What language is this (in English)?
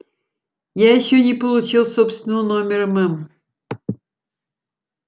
Russian